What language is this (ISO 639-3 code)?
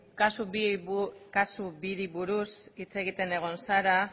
eus